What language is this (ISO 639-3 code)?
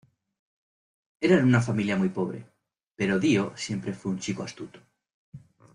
spa